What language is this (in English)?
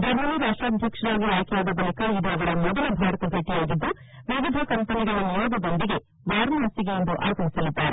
Kannada